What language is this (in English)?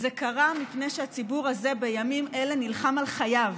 Hebrew